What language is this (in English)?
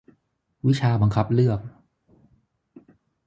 Thai